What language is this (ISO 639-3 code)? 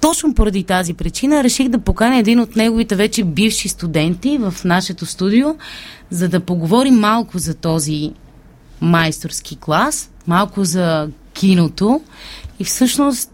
bul